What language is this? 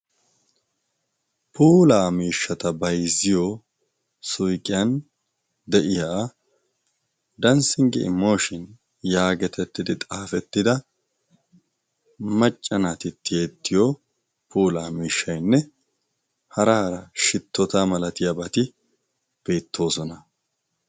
Wolaytta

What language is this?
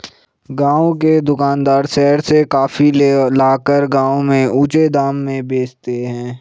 Hindi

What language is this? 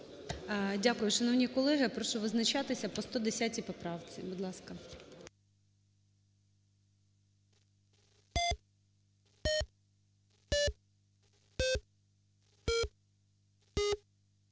Ukrainian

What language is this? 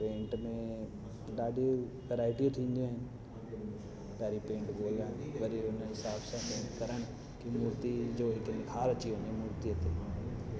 Sindhi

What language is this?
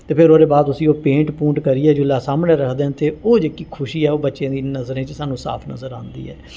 Dogri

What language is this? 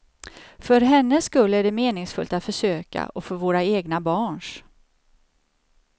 Swedish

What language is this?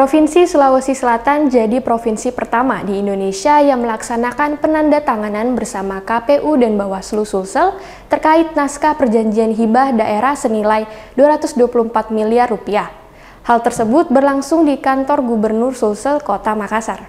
Indonesian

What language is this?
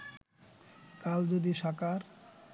Bangla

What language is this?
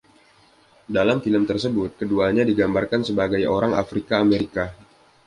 Indonesian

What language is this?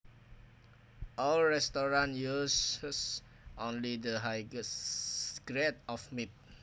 Javanese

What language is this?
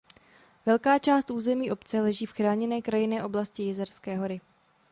Czech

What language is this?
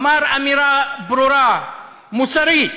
Hebrew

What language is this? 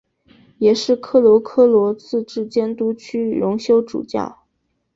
Chinese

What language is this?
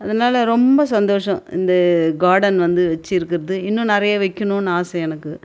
Tamil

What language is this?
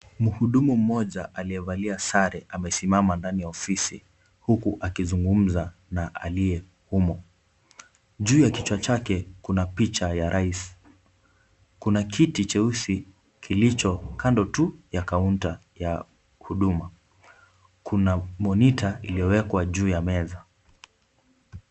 Swahili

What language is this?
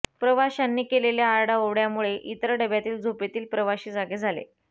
Marathi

